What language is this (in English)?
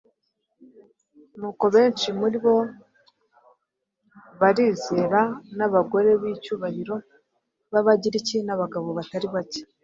Kinyarwanda